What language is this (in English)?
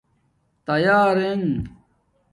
Domaaki